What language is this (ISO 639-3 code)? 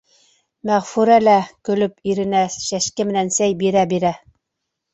bak